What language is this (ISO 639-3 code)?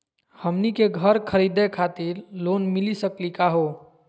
mag